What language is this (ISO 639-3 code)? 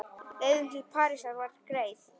isl